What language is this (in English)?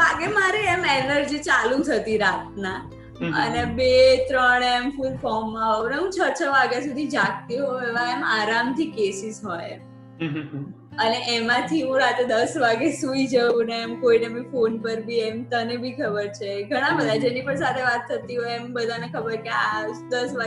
Gujarati